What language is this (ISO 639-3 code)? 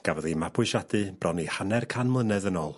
cym